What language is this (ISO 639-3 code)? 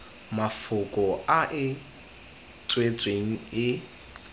tsn